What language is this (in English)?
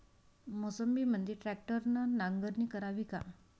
Marathi